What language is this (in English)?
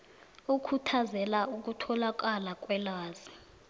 South Ndebele